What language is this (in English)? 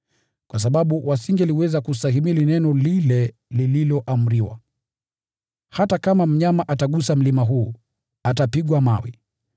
Swahili